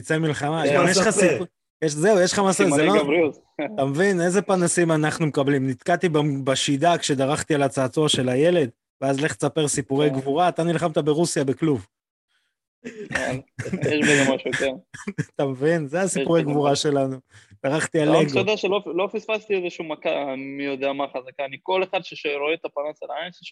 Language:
Hebrew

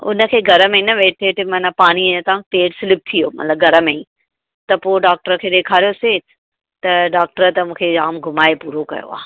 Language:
Sindhi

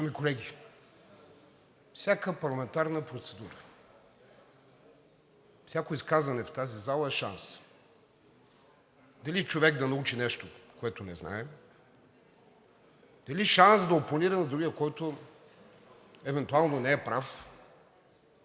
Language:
Bulgarian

